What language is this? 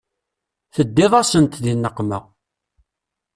Kabyle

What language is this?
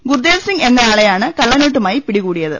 Malayalam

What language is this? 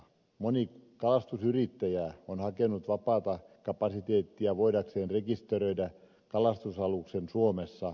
Finnish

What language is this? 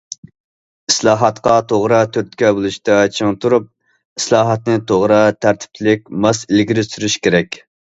Uyghur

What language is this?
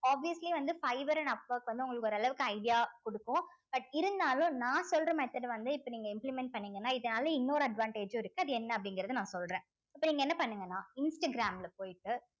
Tamil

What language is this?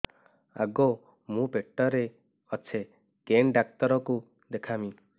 Odia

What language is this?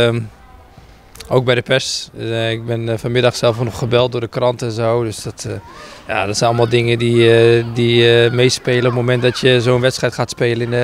Dutch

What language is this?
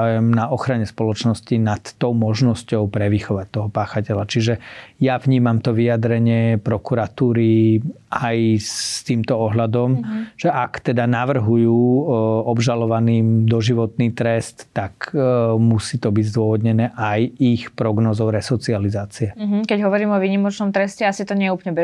Slovak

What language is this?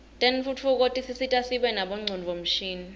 Swati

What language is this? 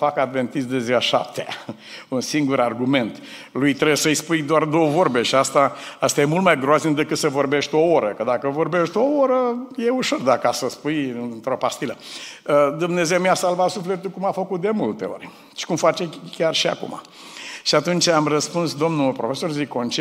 Romanian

